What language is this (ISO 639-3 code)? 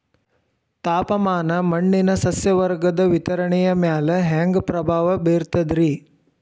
kan